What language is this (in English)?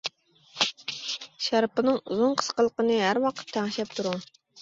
Uyghur